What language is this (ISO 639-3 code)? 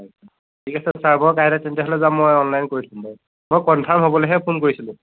asm